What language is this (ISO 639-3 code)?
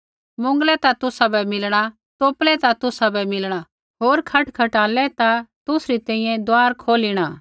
kfx